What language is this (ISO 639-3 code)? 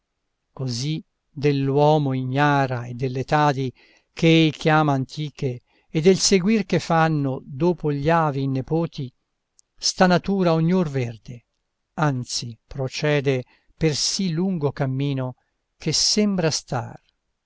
ita